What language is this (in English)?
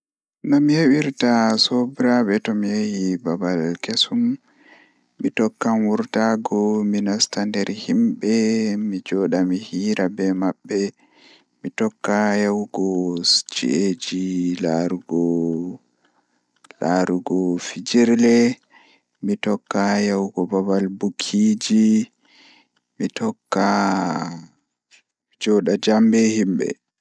Fula